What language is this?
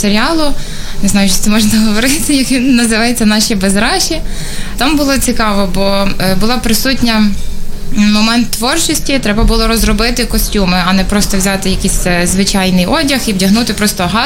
Ukrainian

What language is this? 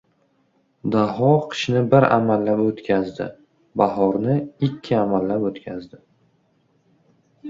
Uzbek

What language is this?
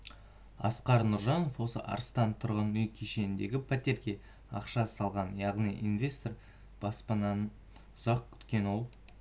Kazakh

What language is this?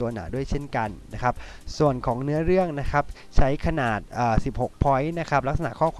Thai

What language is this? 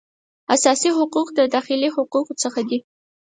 Pashto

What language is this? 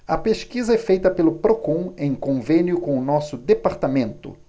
Portuguese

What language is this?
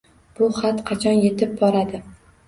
Uzbek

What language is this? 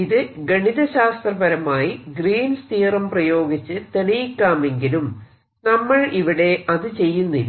Malayalam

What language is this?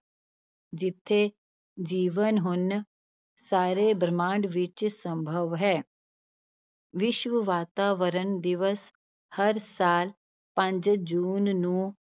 Punjabi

